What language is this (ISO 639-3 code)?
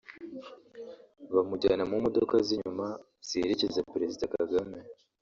kin